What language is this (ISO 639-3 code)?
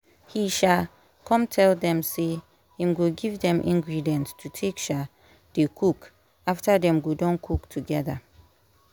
pcm